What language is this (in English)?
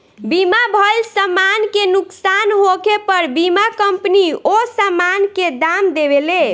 Bhojpuri